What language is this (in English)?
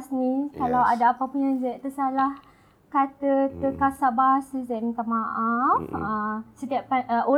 Malay